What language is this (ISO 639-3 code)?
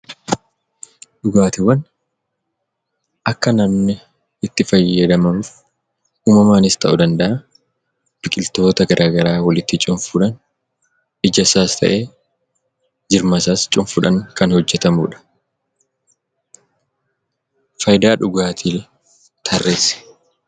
orm